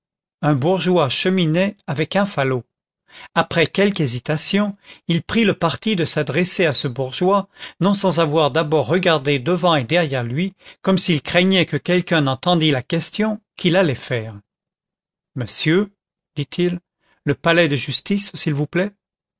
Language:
French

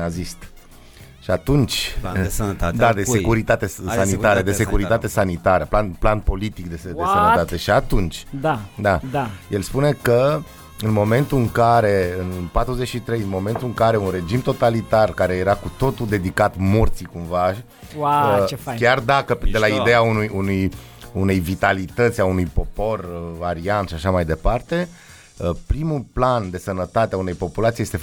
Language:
Romanian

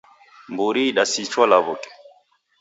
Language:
Taita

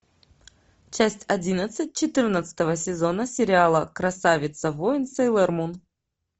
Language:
Russian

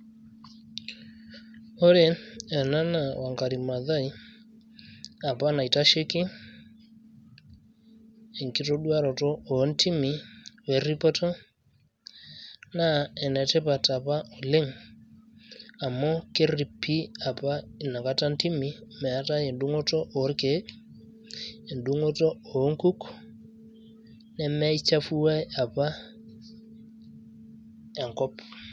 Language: Masai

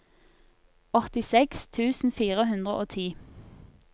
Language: Norwegian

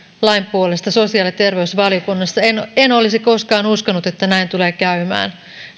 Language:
Finnish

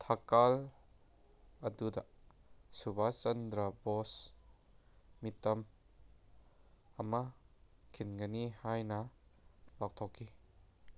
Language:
Manipuri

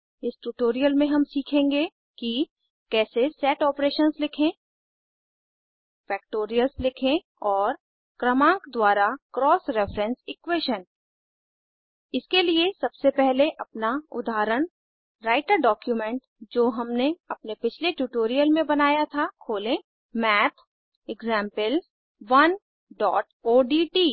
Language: Hindi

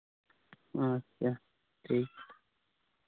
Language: Santali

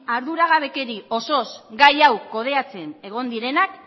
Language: Basque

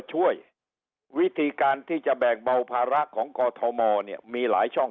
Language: Thai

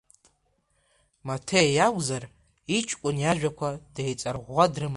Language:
Abkhazian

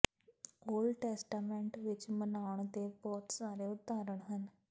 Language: Punjabi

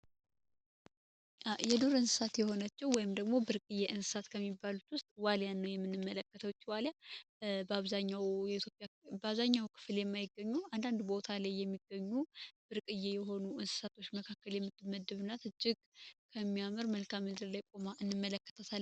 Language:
Amharic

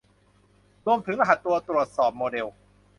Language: Thai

